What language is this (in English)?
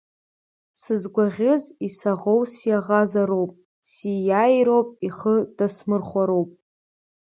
Abkhazian